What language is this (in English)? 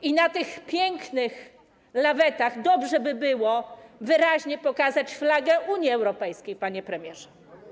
Polish